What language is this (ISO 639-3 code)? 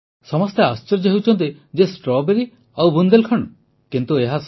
ori